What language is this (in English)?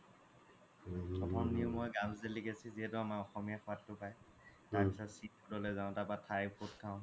Assamese